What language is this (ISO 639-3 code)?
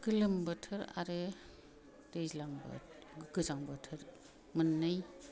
brx